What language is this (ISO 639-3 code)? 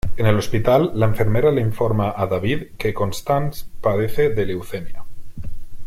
spa